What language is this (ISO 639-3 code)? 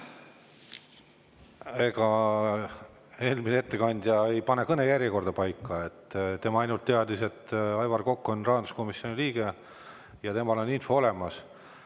est